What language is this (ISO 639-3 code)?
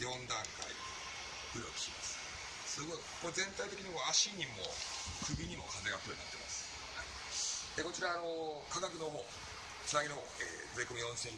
jpn